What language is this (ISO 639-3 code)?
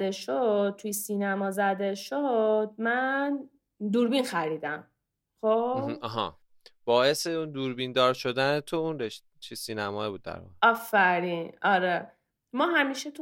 fas